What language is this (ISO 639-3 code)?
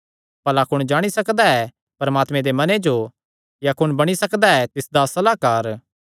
xnr